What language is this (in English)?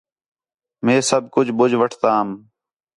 Khetrani